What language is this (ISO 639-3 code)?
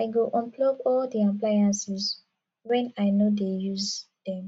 pcm